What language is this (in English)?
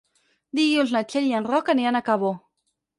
Catalan